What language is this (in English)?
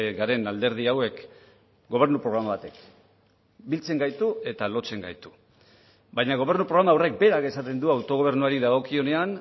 Basque